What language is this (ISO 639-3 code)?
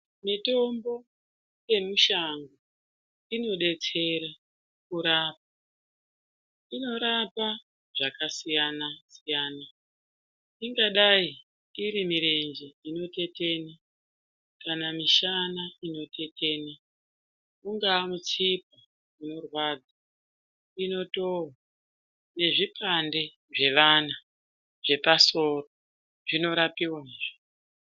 ndc